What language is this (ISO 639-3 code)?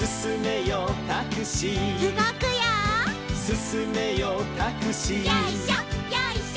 jpn